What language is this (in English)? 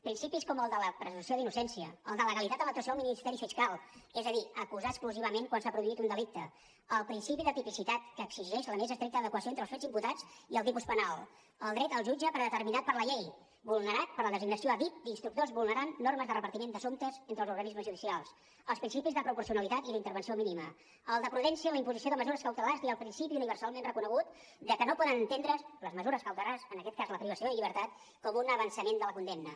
Catalan